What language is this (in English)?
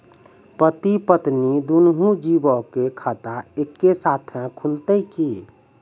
Maithili